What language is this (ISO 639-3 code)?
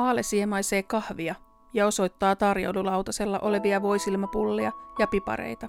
fin